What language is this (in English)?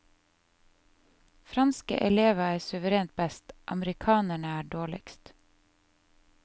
Norwegian